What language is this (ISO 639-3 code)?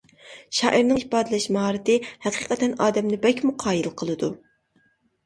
uig